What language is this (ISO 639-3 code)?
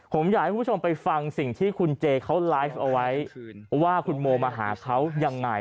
tha